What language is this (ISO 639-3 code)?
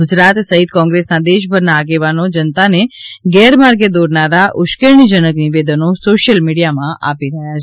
guj